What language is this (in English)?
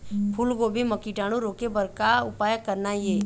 Chhattisgarhi